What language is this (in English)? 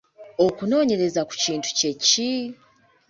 Ganda